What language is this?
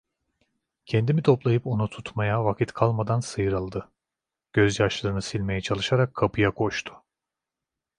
Turkish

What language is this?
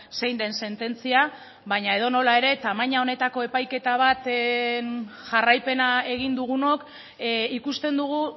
Basque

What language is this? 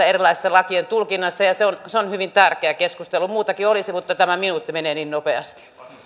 Finnish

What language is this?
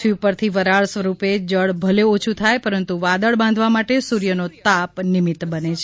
Gujarati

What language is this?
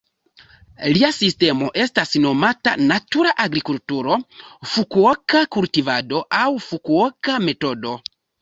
Esperanto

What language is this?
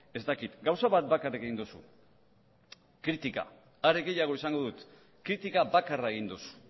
Basque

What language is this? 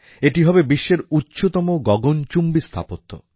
Bangla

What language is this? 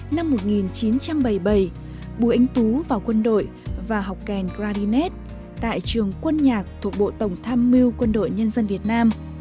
Vietnamese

